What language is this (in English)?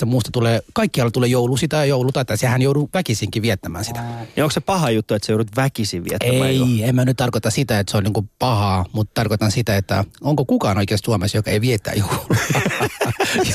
Finnish